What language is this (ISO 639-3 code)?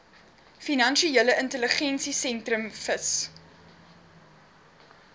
afr